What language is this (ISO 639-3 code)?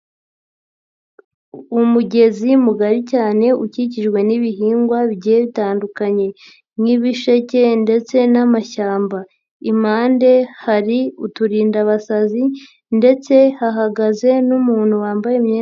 kin